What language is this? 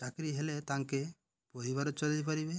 Odia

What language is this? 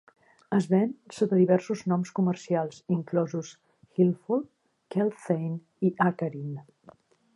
Catalan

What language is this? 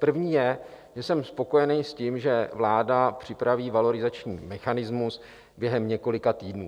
Czech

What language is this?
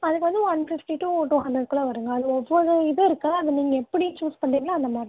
Tamil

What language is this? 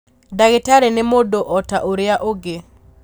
Kikuyu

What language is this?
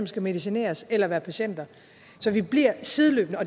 Danish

